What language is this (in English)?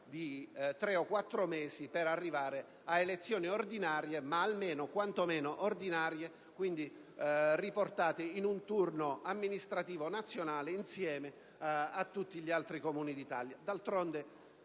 Italian